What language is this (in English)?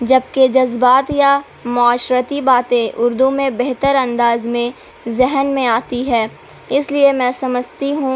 Urdu